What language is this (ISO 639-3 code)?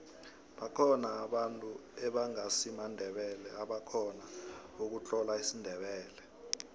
nbl